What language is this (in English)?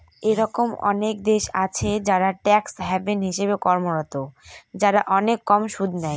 Bangla